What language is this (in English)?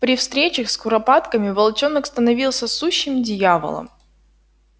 Russian